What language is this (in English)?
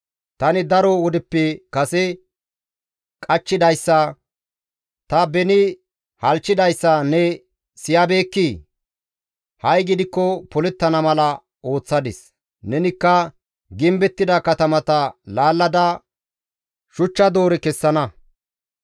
Gamo